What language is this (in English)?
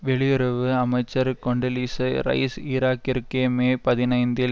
Tamil